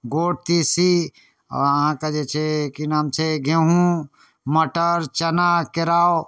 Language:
Maithili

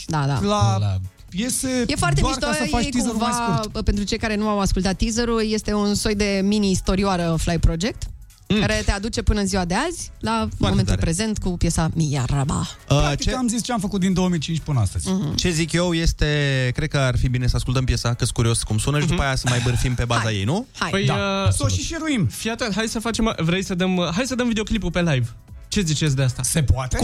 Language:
Romanian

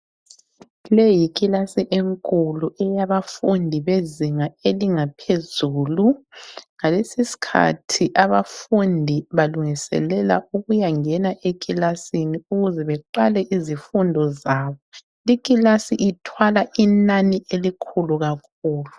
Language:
North Ndebele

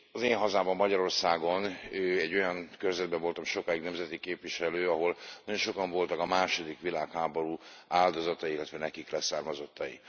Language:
Hungarian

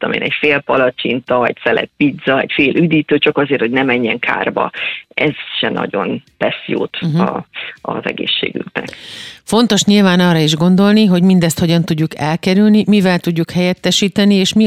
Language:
Hungarian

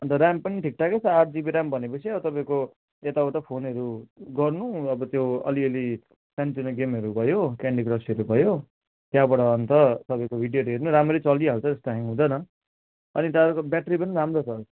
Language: Nepali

